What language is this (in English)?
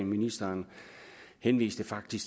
Danish